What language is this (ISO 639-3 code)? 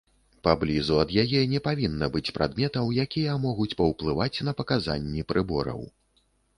bel